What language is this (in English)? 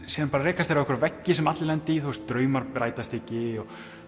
Icelandic